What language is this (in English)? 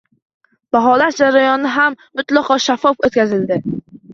Uzbek